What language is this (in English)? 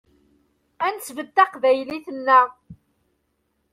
Kabyle